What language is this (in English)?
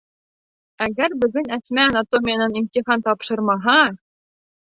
Bashkir